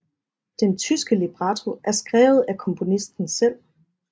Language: Danish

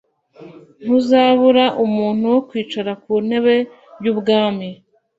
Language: Kinyarwanda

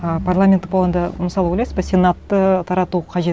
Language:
Kazakh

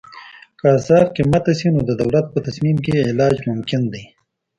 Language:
Pashto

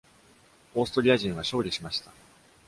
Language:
Japanese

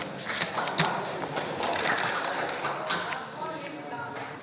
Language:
Slovenian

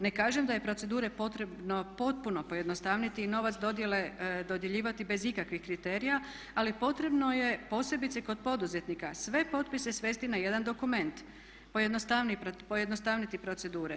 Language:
Croatian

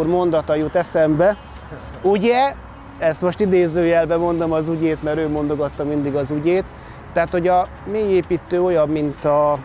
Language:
Hungarian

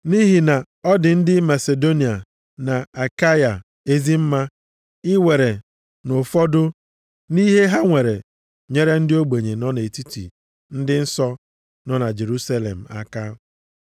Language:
Igbo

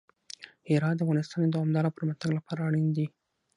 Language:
Pashto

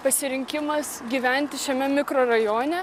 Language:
Lithuanian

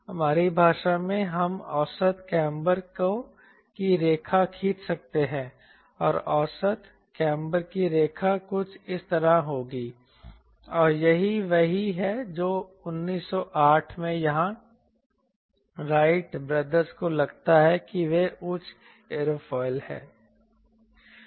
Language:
Hindi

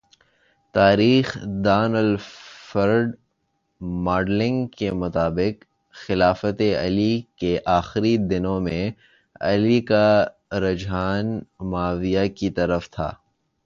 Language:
Urdu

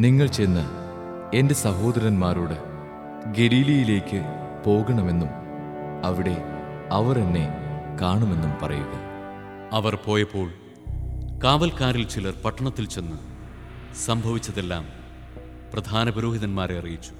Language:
Malayalam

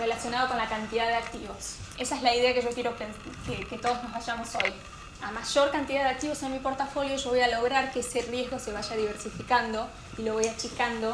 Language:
Spanish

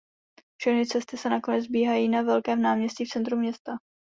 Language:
Czech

